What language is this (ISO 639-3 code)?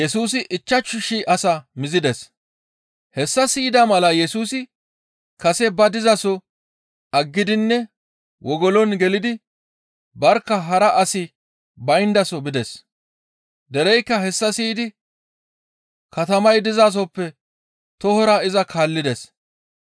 gmv